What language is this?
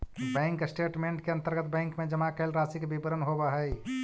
Magahi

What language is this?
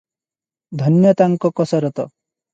Odia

